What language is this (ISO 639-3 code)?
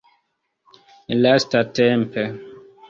epo